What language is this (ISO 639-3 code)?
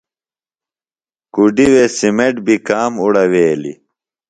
phl